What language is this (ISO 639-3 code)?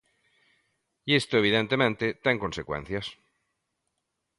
glg